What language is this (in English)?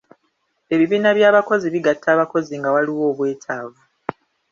Ganda